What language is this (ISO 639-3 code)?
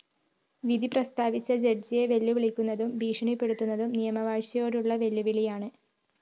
mal